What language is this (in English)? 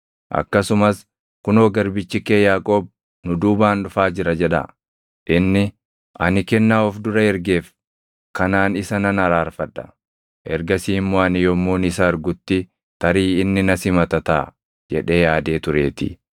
Oromo